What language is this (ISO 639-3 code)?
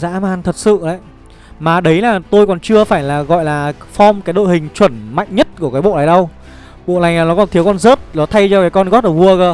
vie